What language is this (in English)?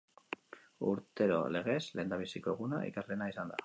Basque